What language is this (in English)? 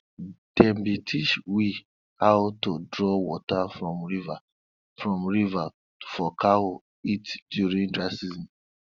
Nigerian Pidgin